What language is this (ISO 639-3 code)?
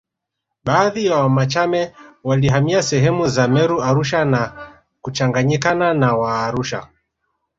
swa